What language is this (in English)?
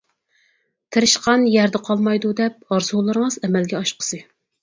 Uyghur